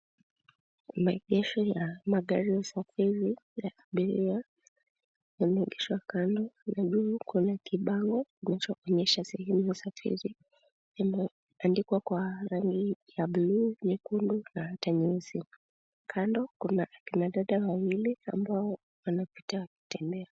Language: Swahili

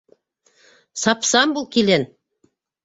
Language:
Bashkir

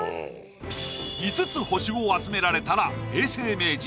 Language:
Japanese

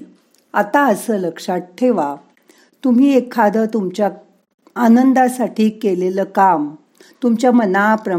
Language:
Marathi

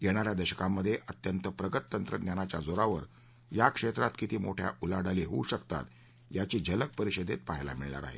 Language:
Marathi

